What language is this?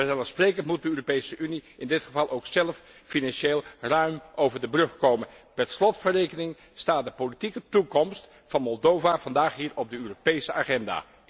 Dutch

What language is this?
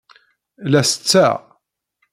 Kabyle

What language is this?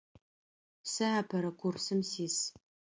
Adyghe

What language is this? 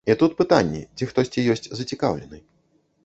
Belarusian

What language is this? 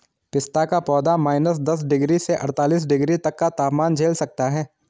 Hindi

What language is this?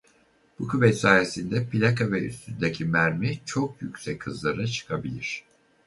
Turkish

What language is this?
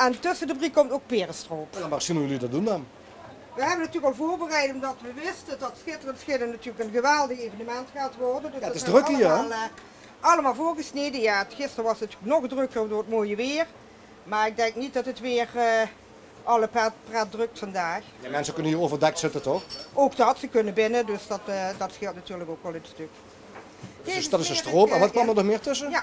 Dutch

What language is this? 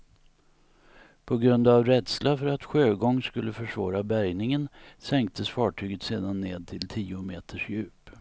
Swedish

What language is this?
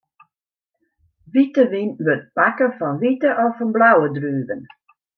Western Frisian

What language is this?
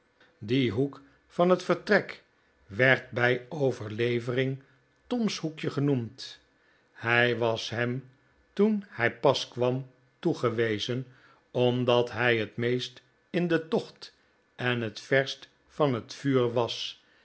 Dutch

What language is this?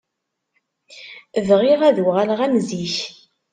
Kabyle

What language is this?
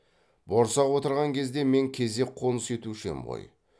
Kazakh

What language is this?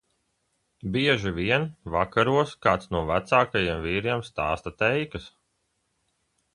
Latvian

